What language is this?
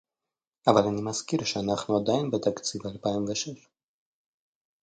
Hebrew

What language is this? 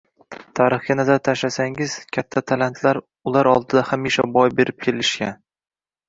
Uzbek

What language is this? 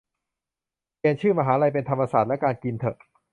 Thai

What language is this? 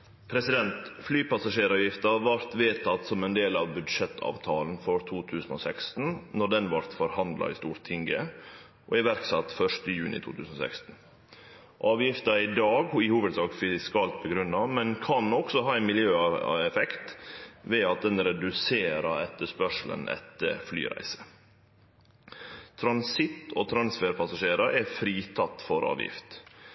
Norwegian Nynorsk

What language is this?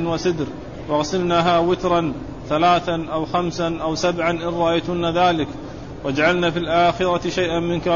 Arabic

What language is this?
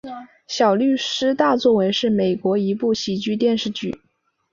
Chinese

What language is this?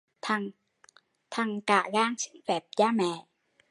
Vietnamese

